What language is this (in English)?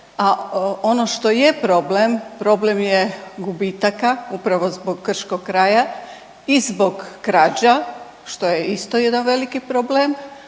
Croatian